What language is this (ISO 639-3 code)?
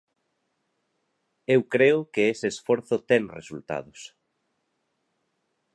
glg